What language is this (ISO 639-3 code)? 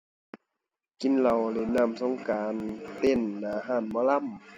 tha